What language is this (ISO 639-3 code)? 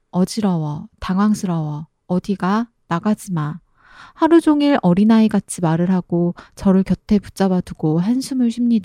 kor